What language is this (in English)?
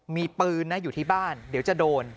Thai